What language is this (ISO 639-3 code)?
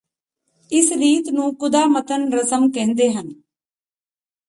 pan